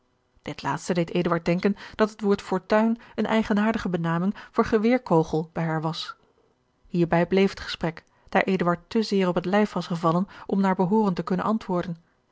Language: Dutch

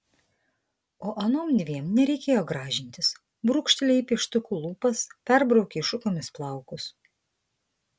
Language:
Lithuanian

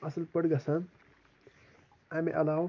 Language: Kashmiri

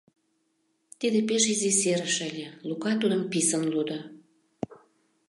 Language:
Mari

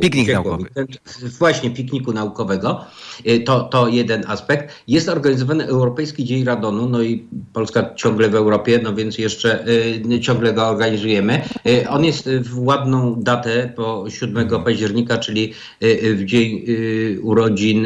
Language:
Polish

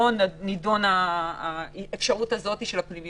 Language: Hebrew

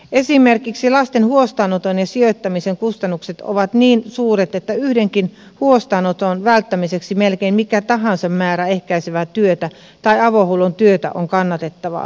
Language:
Finnish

